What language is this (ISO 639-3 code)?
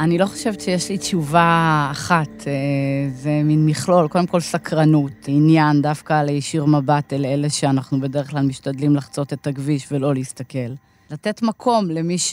heb